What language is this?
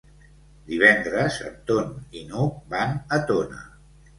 Catalan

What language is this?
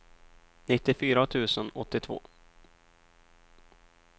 Swedish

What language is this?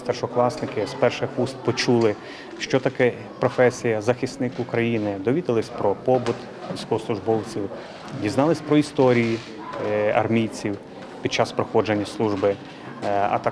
Ukrainian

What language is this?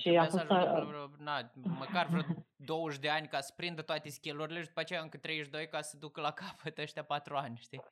Romanian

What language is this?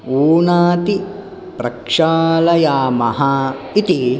Sanskrit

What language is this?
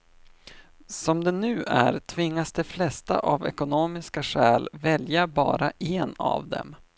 Swedish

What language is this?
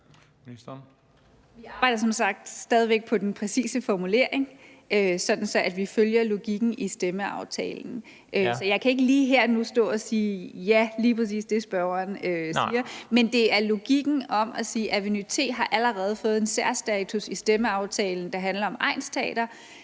Danish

